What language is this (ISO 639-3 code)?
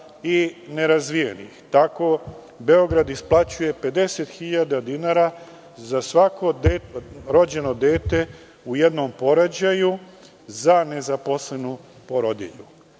srp